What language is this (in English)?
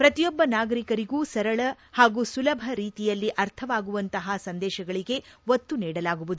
Kannada